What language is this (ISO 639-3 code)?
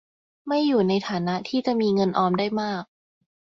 tha